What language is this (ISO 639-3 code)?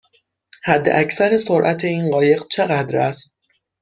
fas